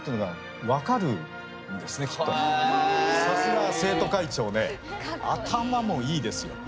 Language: Japanese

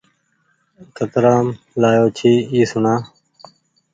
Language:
Goaria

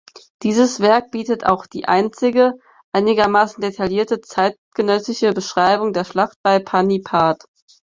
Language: German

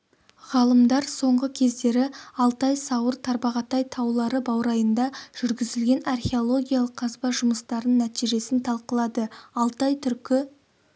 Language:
Kazakh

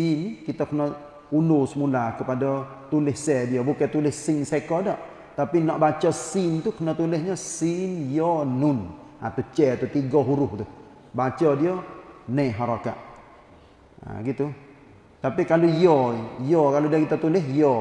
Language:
Malay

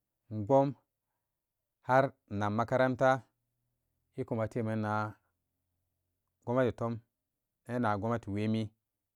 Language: Samba Daka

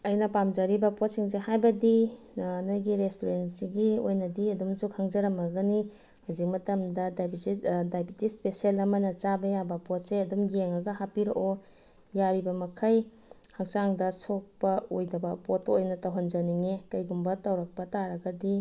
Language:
Manipuri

